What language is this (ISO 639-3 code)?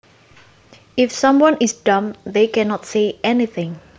jav